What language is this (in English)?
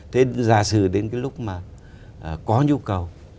Vietnamese